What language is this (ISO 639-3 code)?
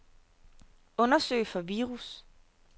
dan